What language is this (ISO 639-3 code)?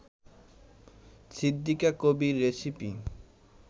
ben